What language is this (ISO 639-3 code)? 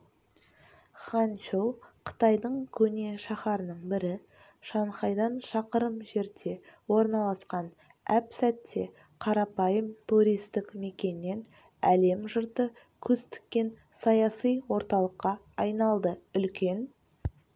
kaz